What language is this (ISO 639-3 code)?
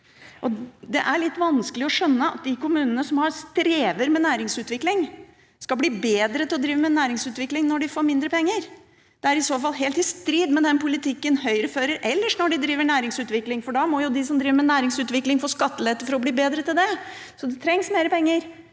nor